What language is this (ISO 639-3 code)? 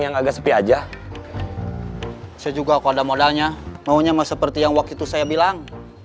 ind